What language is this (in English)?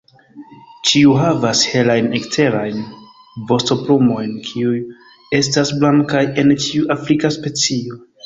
Esperanto